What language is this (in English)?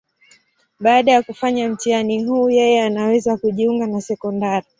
Swahili